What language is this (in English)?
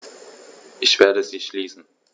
German